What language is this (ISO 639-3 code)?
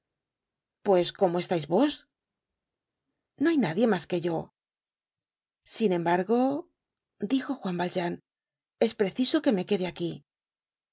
spa